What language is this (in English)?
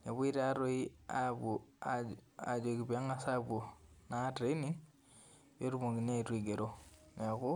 Masai